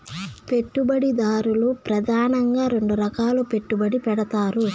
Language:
Telugu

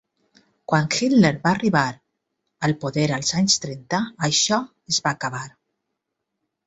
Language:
Catalan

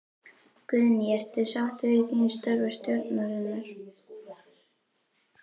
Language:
Icelandic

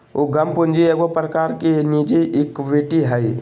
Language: Magahi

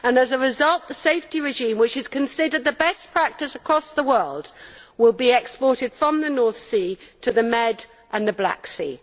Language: English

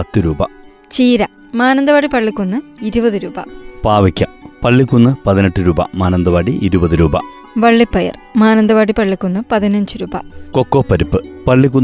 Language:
Malayalam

